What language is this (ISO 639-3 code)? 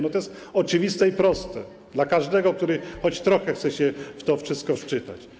pol